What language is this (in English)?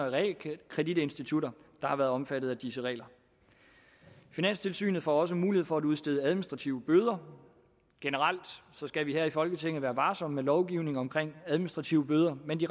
Danish